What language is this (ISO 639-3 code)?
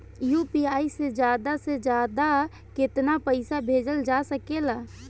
bho